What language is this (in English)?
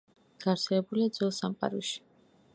Georgian